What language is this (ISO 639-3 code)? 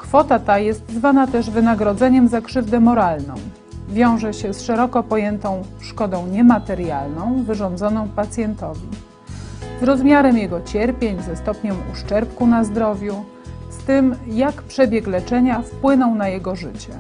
pol